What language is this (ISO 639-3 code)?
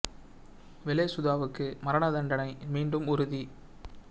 tam